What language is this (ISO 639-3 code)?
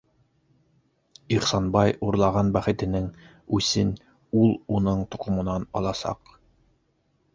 bak